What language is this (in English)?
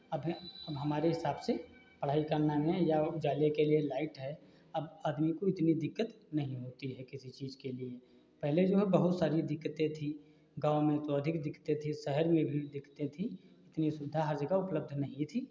Hindi